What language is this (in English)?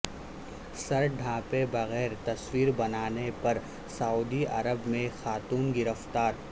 Urdu